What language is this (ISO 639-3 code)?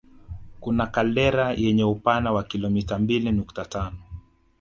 swa